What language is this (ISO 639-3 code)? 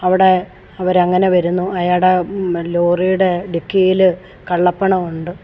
mal